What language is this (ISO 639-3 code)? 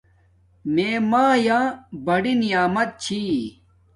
dmk